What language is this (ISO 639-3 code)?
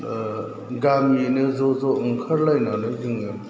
brx